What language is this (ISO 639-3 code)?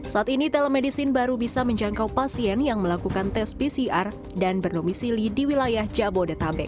ind